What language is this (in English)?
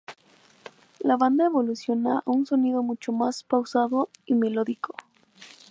Spanish